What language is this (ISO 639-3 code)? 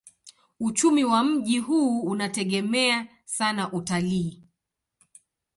swa